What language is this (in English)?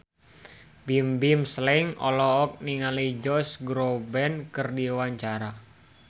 Sundanese